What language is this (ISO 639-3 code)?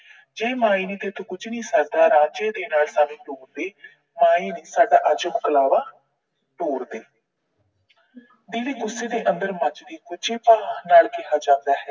pan